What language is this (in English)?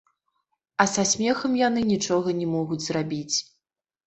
Belarusian